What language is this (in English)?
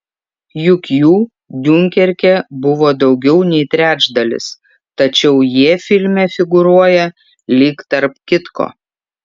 Lithuanian